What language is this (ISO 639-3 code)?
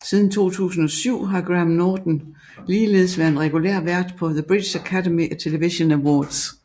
dan